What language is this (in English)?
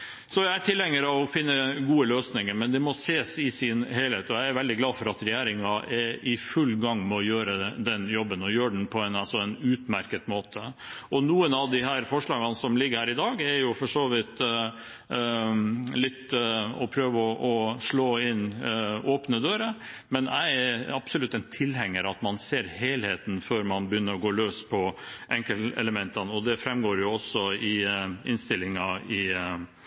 Norwegian